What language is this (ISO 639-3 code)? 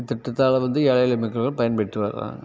tam